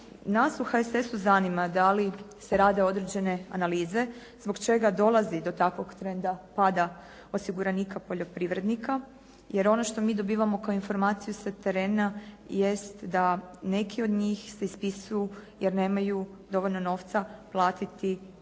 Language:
Croatian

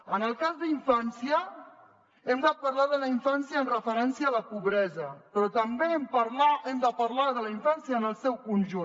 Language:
Catalan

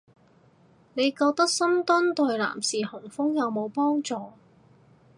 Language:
Cantonese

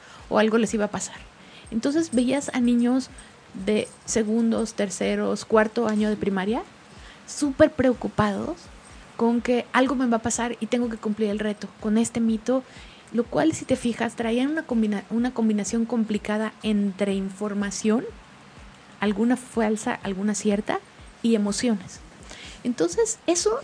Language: Spanish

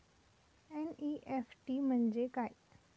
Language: Marathi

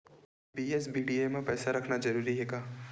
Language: Chhattisgarhi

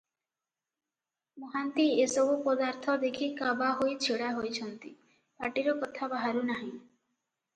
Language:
Odia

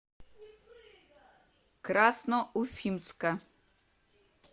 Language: Russian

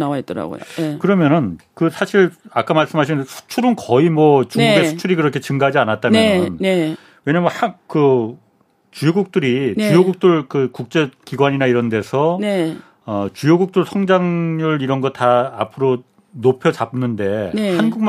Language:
Korean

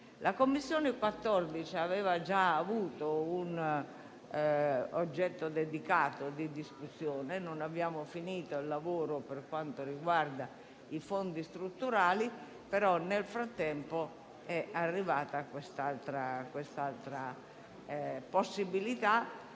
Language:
Italian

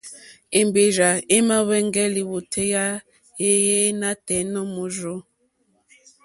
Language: Mokpwe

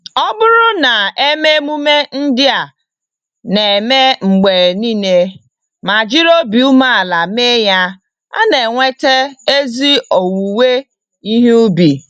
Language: Igbo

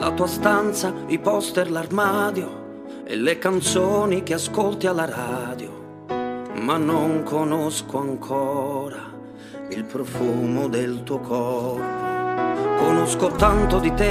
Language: Italian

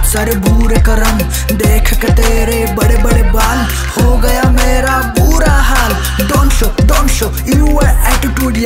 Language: Italian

